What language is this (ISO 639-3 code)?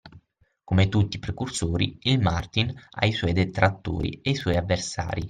ita